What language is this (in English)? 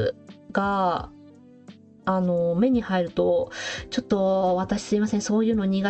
Japanese